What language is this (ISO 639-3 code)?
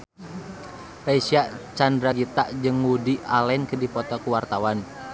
sun